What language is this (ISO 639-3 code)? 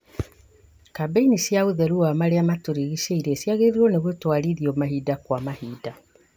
kik